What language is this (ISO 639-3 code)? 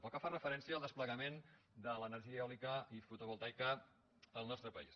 cat